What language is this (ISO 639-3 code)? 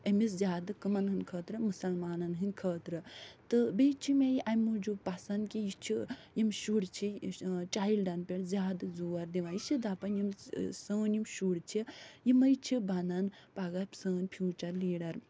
kas